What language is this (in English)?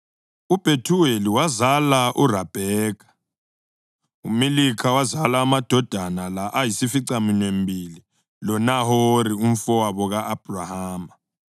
North Ndebele